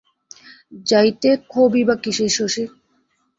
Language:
Bangla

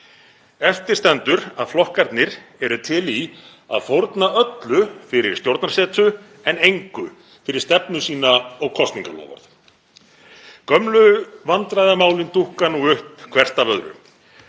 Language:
Icelandic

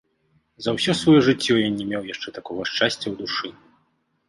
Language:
Belarusian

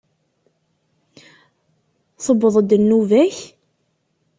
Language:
Kabyle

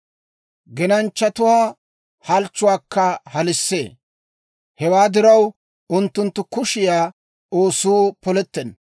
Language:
Dawro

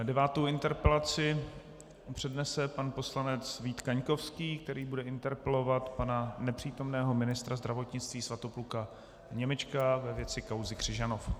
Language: Czech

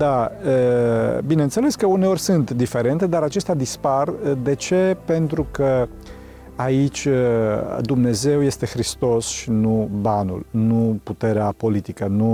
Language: Romanian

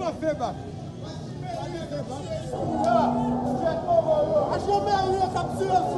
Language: French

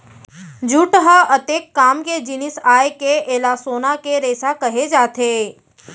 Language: Chhattisgarhi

